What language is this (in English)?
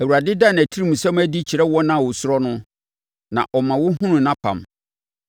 Akan